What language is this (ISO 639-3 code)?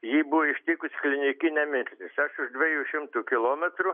lit